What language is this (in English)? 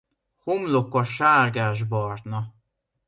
Hungarian